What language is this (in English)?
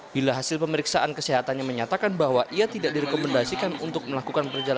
Indonesian